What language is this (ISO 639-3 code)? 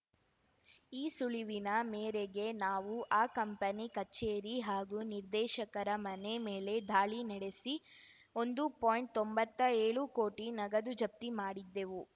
kan